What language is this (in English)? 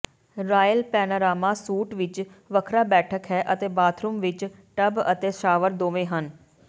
Punjabi